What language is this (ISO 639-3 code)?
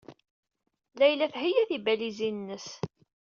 kab